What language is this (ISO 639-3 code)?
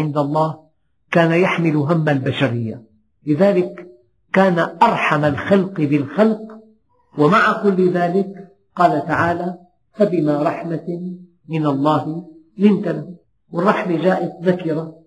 ara